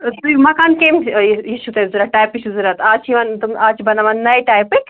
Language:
Kashmiri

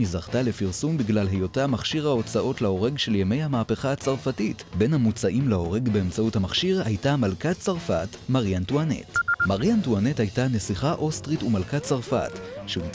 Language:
Hebrew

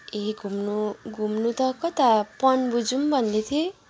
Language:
Nepali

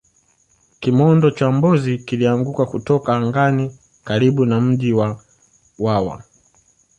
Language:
Swahili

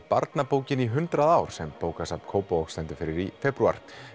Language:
Icelandic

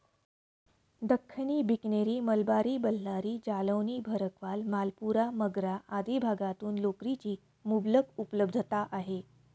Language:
Marathi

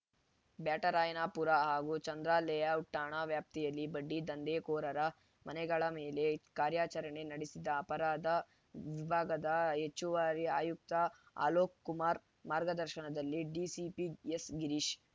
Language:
Kannada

